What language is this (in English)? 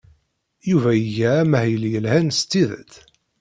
Kabyle